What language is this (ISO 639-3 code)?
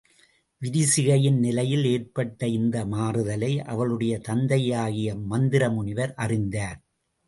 tam